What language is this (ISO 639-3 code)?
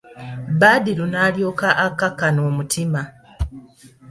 lug